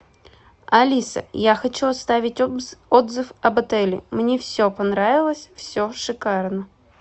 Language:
Russian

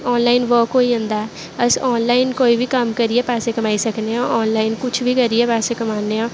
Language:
Dogri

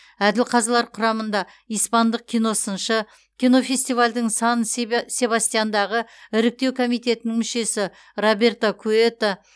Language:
Kazakh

